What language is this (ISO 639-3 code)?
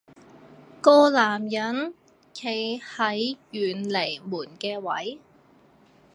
yue